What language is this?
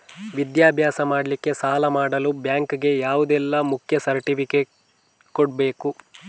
Kannada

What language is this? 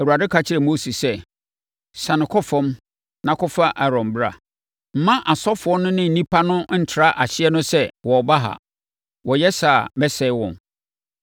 Akan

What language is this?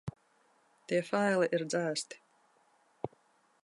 Latvian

